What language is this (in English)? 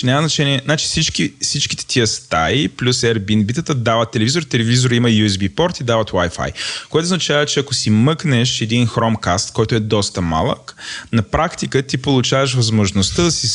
Bulgarian